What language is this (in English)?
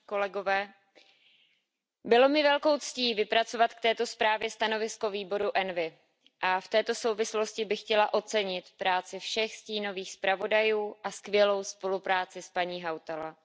Czech